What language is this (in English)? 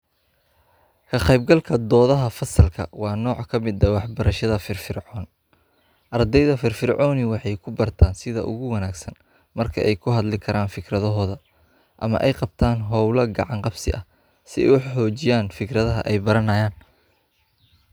Somali